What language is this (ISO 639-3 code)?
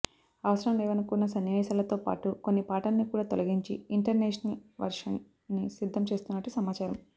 tel